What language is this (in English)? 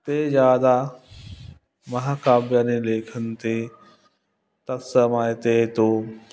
Sanskrit